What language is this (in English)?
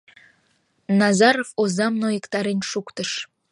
Mari